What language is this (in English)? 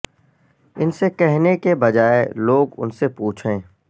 Urdu